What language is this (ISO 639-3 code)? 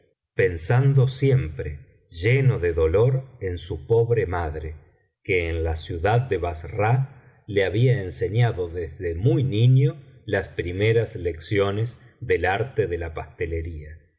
spa